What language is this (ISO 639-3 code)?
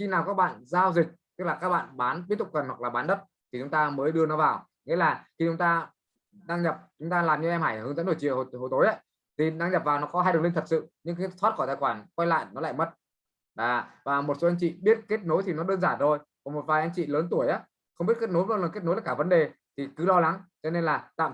vie